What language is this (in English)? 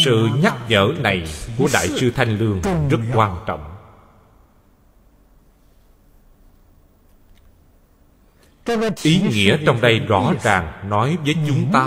Vietnamese